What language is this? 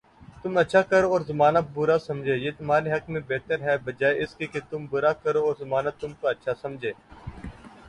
Urdu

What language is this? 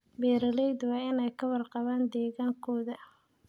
Somali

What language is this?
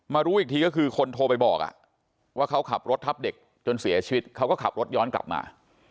Thai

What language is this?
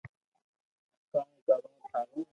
Loarki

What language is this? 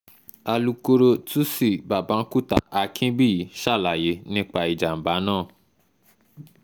Yoruba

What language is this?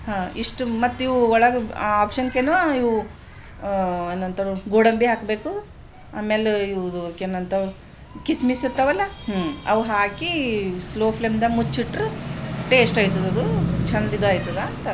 Kannada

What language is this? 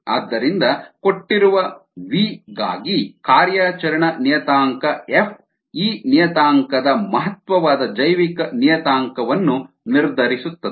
Kannada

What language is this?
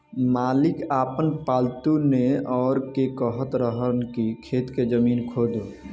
Bhojpuri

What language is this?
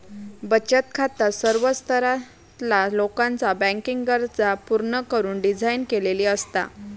Marathi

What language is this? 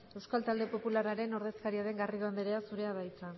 Basque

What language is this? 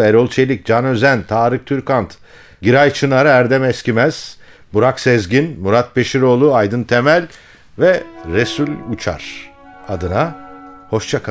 Turkish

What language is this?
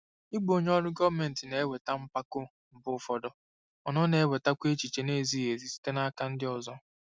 Igbo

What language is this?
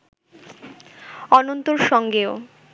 Bangla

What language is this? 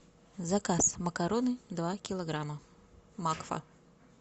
Russian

